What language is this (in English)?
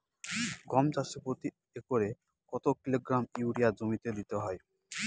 Bangla